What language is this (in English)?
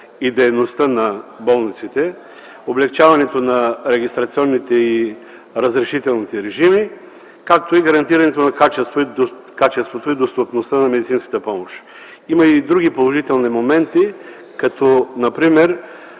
Bulgarian